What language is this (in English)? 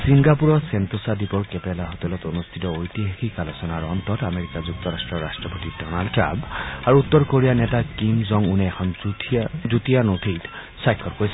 Assamese